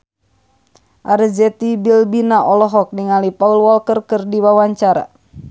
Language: Sundanese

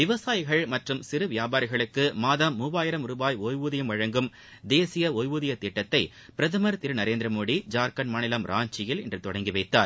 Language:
Tamil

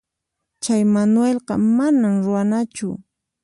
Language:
Puno Quechua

